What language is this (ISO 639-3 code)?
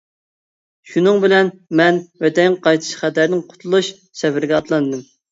uig